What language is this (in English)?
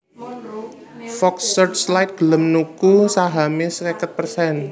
Javanese